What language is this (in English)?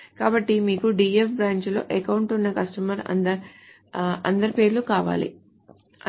Telugu